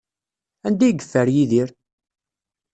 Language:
Kabyle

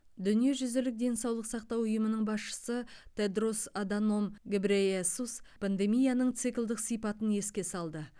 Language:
Kazakh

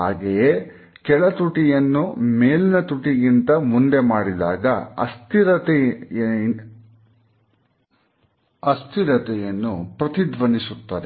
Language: Kannada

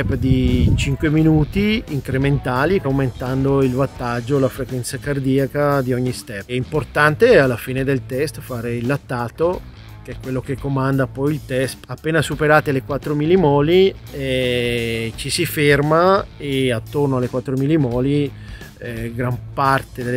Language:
Italian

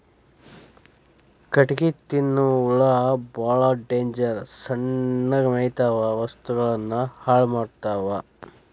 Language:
Kannada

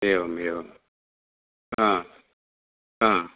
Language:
Sanskrit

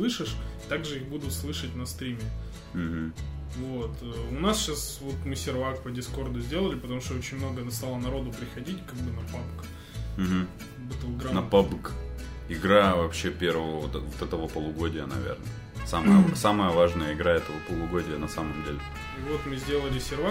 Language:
Russian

